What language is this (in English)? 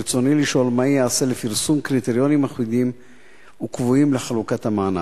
Hebrew